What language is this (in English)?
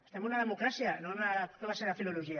Catalan